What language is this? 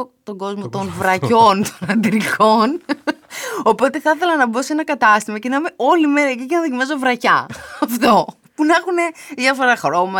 Greek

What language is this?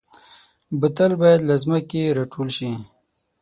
Pashto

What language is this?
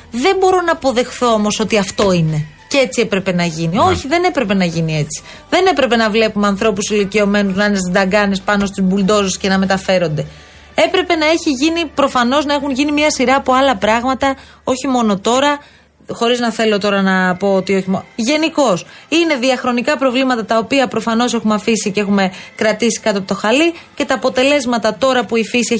Greek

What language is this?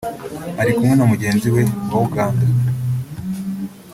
Kinyarwanda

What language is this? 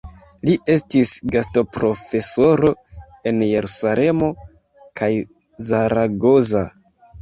Esperanto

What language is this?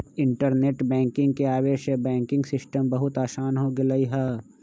Magahi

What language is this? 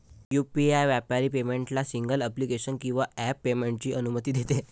Marathi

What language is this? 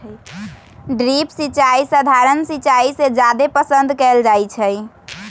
Magahi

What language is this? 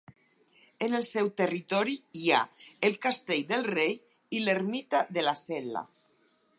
Catalan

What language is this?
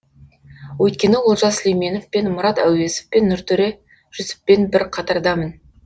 Kazakh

